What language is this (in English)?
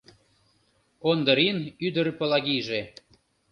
Mari